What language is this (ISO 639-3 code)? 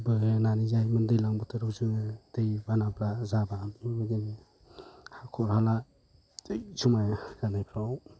brx